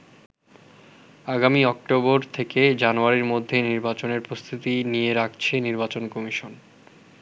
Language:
Bangla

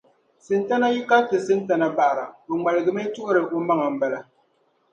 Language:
Dagbani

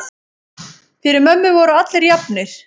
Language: Icelandic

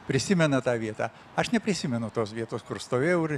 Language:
Lithuanian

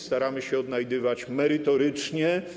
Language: Polish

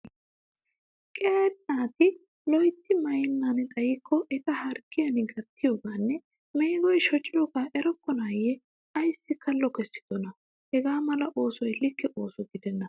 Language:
Wolaytta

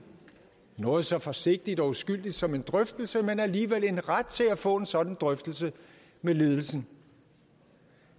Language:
Danish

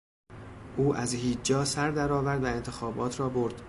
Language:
Persian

